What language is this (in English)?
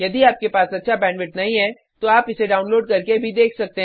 Hindi